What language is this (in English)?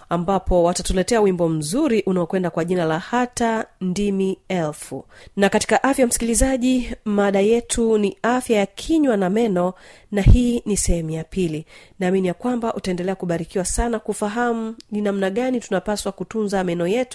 Swahili